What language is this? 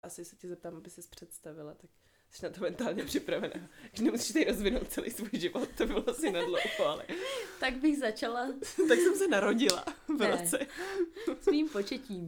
Czech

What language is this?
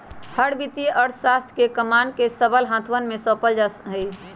Magahi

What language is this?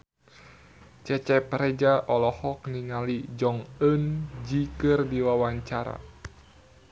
Sundanese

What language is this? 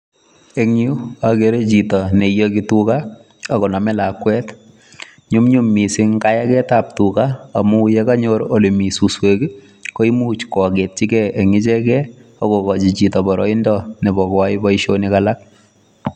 Kalenjin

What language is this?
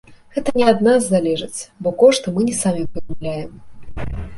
Belarusian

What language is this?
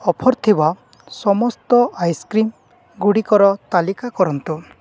Odia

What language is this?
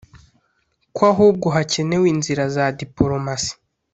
Kinyarwanda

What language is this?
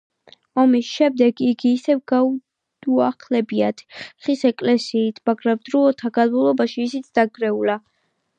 Georgian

